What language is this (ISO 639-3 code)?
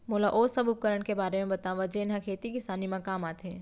hne